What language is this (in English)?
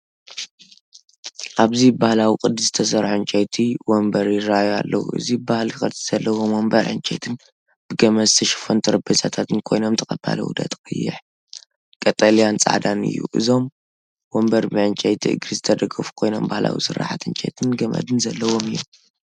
Tigrinya